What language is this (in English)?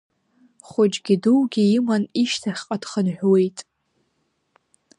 Abkhazian